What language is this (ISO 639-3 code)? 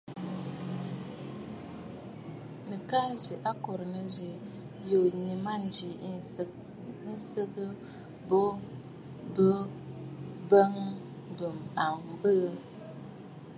bfd